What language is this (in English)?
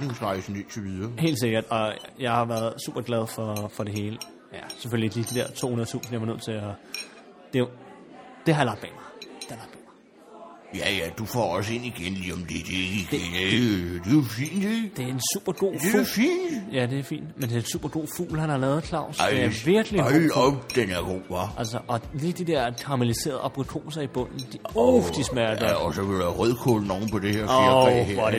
Danish